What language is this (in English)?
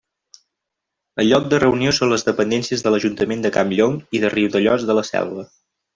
Catalan